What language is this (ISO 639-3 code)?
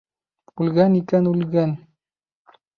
bak